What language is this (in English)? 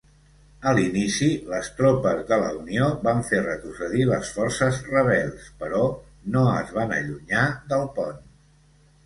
Catalan